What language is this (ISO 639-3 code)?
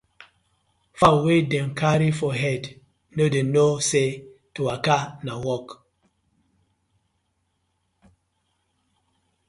pcm